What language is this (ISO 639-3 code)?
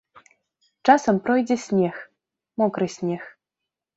bel